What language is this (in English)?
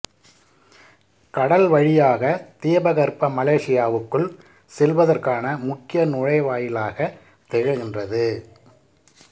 Tamil